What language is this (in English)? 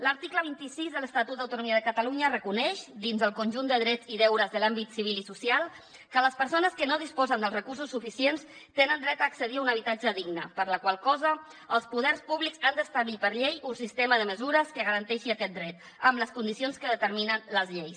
Catalan